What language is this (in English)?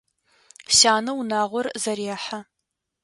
Adyghe